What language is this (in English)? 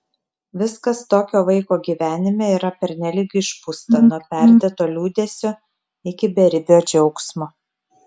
Lithuanian